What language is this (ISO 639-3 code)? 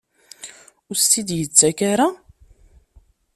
kab